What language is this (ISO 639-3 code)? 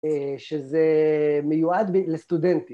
heb